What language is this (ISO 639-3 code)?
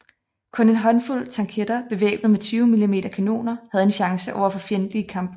dan